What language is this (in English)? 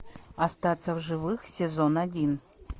Russian